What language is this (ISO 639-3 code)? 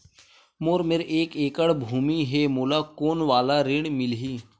hne